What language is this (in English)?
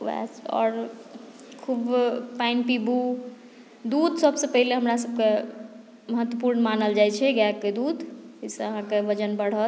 Maithili